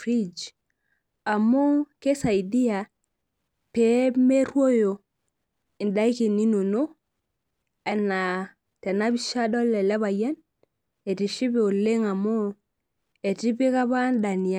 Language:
Masai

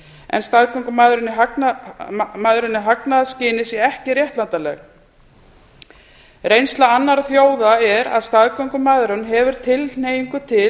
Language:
Icelandic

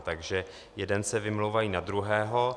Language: Czech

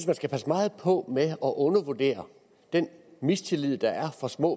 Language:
Danish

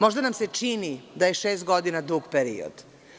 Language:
Serbian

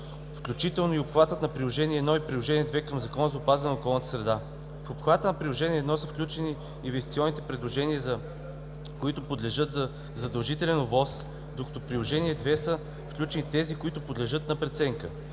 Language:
Bulgarian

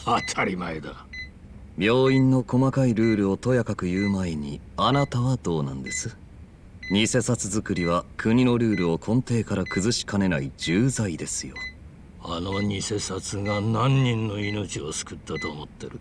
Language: Japanese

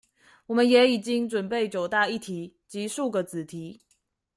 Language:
Chinese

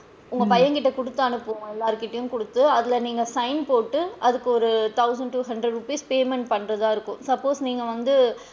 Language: Tamil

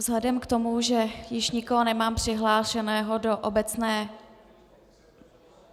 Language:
Czech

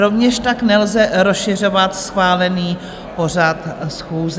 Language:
Czech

